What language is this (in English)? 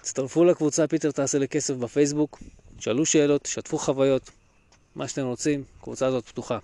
Hebrew